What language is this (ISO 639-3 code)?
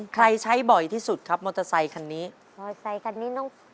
tha